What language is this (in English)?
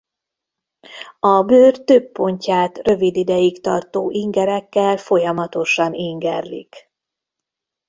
Hungarian